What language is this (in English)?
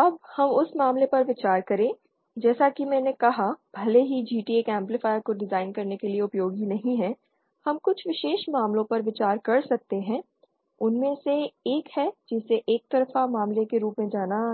Hindi